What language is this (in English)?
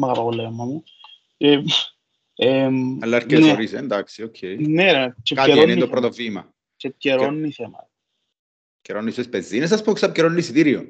Greek